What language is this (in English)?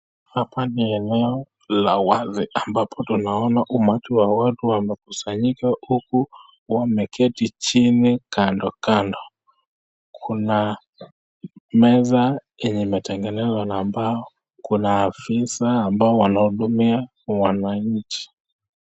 Swahili